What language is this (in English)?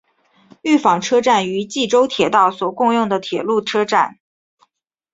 Chinese